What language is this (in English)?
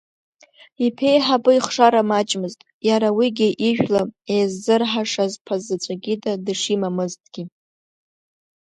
Abkhazian